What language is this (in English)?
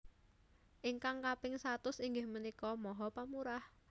Javanese